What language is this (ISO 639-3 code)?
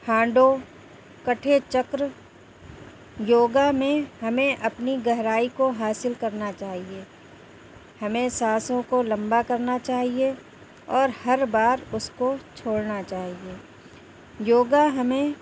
urd